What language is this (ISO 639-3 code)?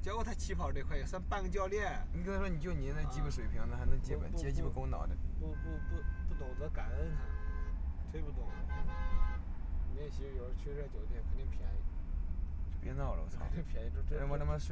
zho